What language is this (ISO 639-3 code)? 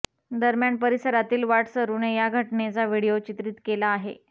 mar